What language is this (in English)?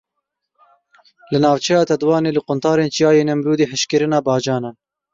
Kurdish